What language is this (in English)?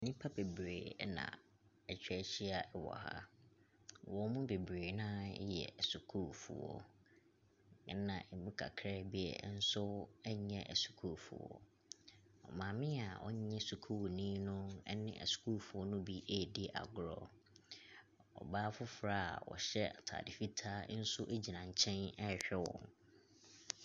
Akan